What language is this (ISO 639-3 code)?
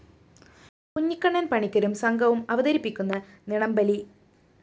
mal